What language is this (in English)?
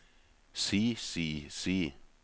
Norwegian